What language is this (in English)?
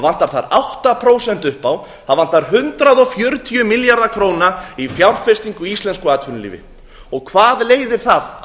Icelandic